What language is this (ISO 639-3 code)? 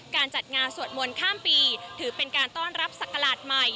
tha